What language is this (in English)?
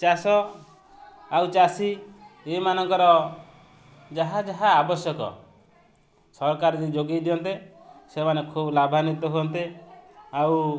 Odia